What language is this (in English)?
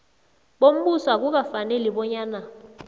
South Ndebele